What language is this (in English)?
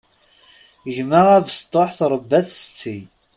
Kabyle